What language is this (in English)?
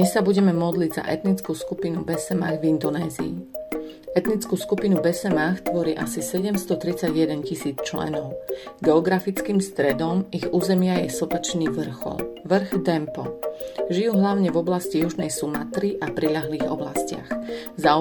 Slovak